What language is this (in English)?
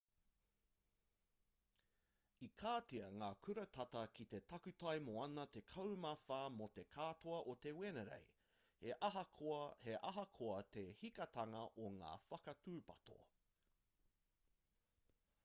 Māori